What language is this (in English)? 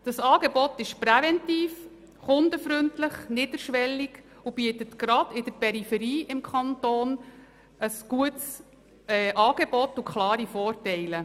Swiss German